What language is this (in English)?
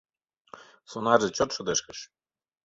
Mari